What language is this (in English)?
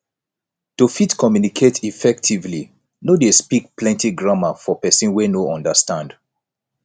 Nigerian Pidgin